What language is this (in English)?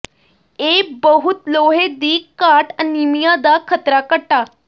Punjabi